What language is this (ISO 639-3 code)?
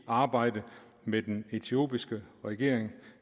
dan